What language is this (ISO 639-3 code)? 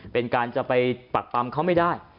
tha